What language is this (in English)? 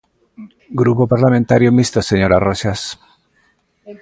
Galician